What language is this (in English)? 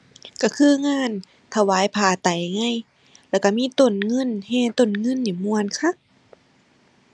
Thai